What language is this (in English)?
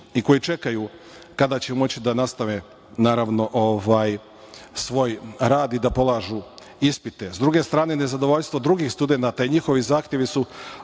Serbian